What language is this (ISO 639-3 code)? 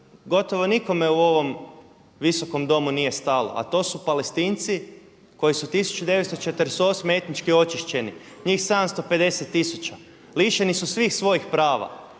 hrv